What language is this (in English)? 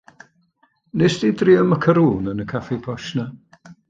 Welsh